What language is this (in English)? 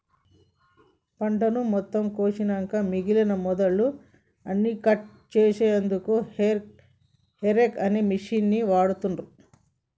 Telugu